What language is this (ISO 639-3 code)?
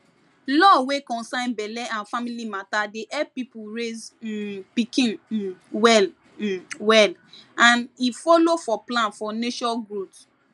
pcm